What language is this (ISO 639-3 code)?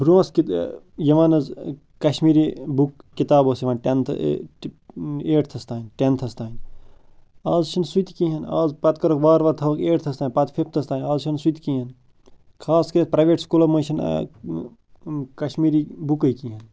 kas